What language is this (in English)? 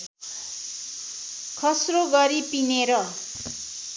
Nepali